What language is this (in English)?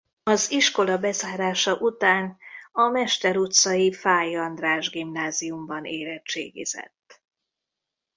Hungarian